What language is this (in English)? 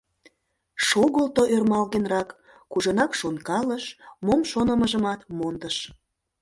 Mari